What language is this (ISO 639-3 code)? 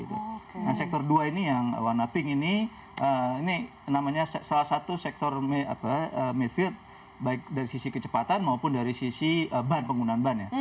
ind